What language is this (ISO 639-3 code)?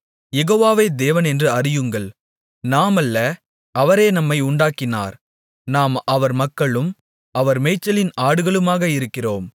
tam